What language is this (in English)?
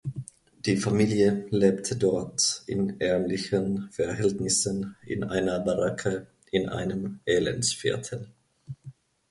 German